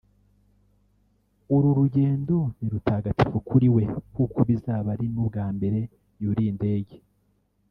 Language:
Kinyarwanda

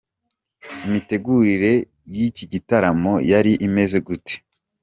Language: Kinyarwanda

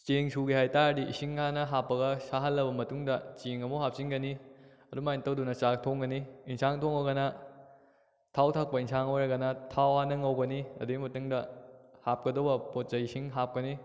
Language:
Manipuri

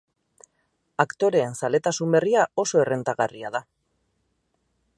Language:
Basque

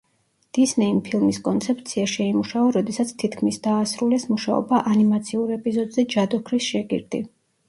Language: Georgian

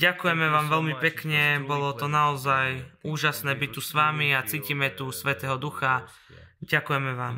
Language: Slovak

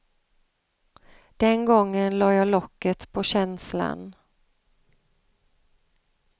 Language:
Swedish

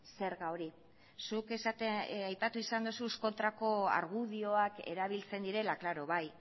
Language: Basque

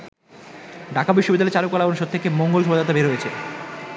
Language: Bangla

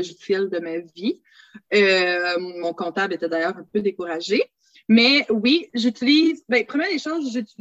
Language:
French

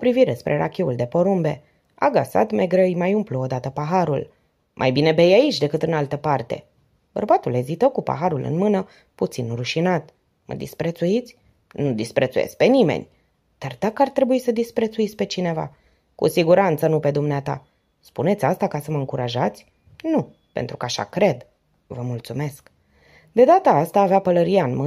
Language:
Romanian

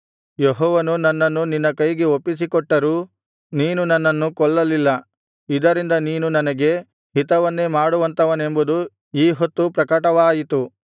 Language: Kannada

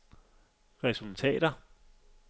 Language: Danish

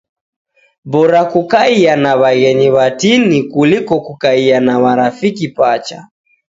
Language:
Taita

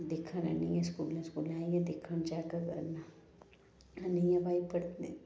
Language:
Dogri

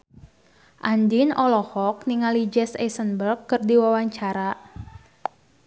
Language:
Sundanese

